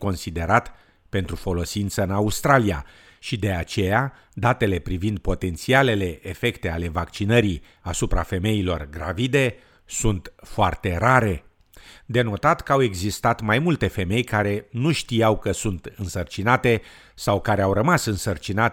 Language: Romanian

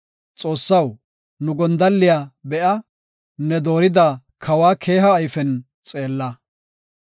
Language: Gofa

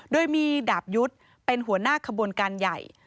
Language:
Thai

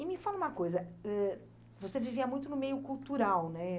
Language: Portuguese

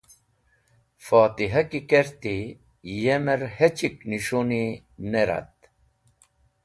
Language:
Wakhi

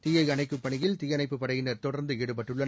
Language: Tamil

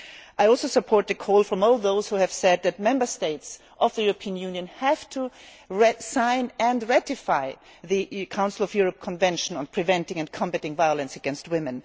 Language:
English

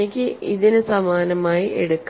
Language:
Malayalam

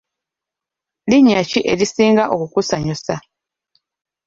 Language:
Ganda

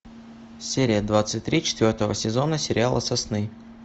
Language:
Russian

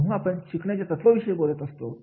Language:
Marathi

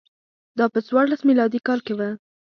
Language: Pashto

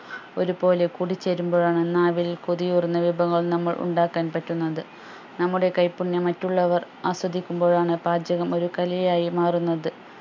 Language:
Malayalam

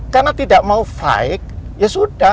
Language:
Indonesian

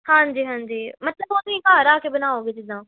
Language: Punjabi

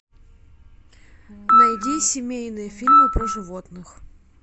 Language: Russian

